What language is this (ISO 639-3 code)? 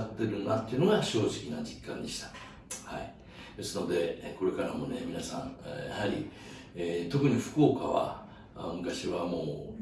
jpn